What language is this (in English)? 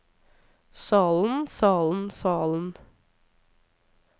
Norwegian